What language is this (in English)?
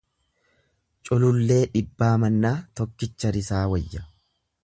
Oromo